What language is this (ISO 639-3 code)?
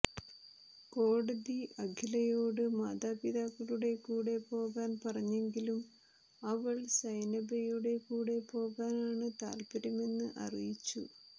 mal